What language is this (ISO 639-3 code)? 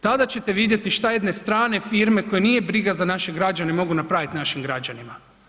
hrv